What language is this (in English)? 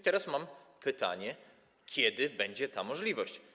Polish